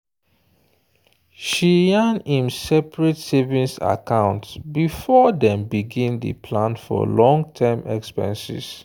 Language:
Nigerian Pidgin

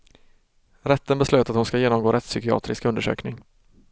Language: Swedish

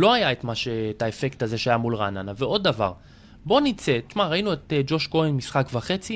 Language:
Hebrew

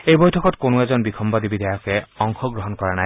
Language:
Assamese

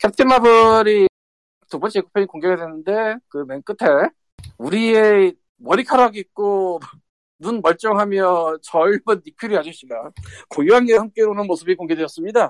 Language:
Korean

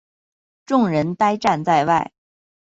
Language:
Chinese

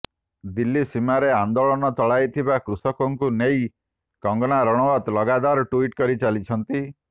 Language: Odia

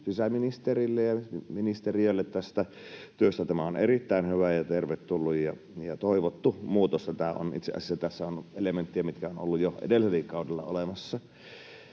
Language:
Finnish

